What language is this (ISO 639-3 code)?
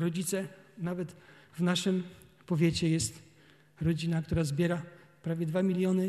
pol